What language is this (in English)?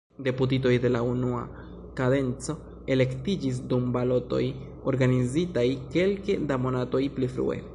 Esperanto